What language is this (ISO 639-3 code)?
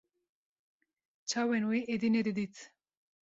kur